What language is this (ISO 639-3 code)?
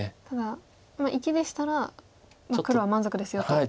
jpn